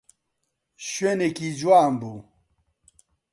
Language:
Central Kurdish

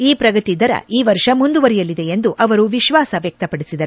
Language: Kannada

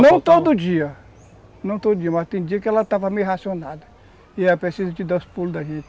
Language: Portuguese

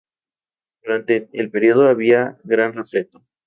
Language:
Spanish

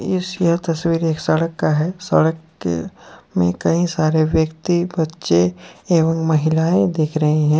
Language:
Hindi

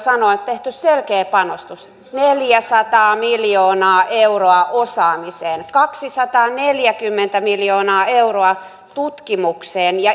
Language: Finnish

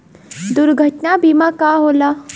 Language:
Bhojpuri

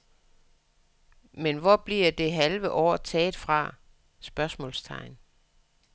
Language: Danish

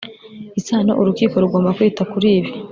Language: Kinyarwanda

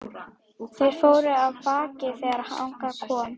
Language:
Icelandic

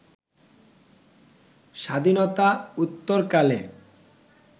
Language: Bangla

